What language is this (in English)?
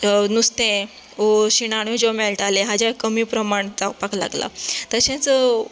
Konkani